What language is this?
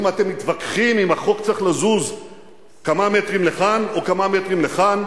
Hebrew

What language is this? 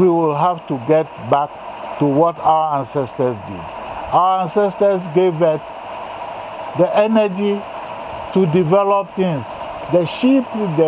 English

